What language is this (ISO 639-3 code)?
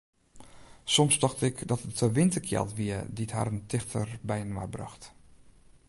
fry